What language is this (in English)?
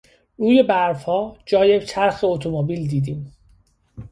Persian